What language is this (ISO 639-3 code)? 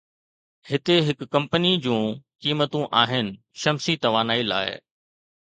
snd